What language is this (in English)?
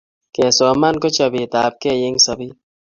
Kalenjin